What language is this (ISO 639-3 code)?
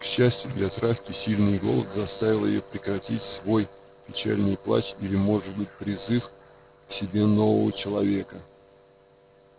rus